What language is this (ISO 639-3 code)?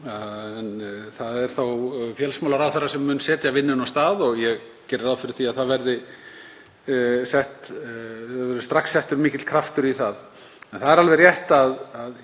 isl